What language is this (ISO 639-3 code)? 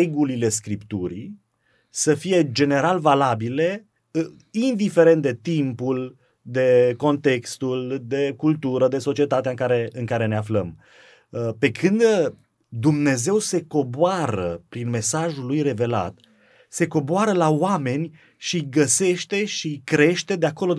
ron